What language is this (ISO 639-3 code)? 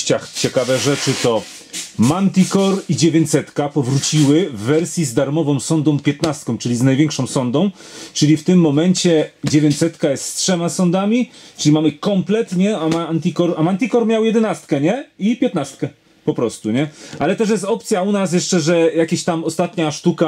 pol